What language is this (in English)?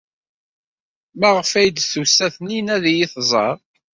Kabyle